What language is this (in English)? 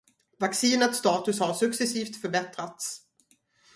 Swedish